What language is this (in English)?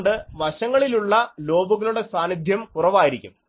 Malayalam